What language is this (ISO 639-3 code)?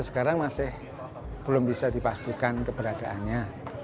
ind